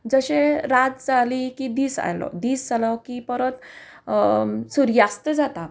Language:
Konkani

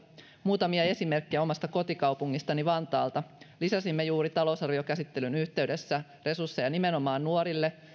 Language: Finnish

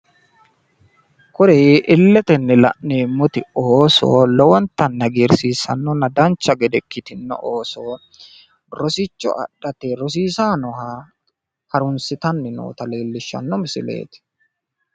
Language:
Sidamo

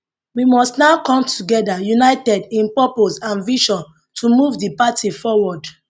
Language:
Nigerian Pidgin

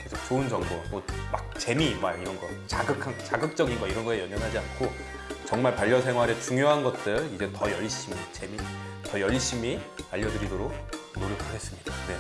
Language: Korean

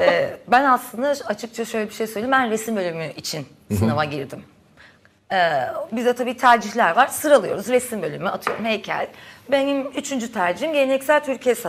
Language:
Turkish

